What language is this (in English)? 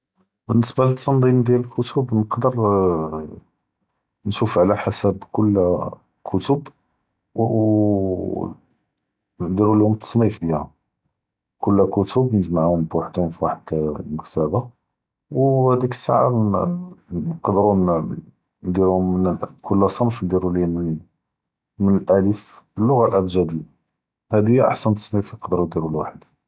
Judeo-Arabic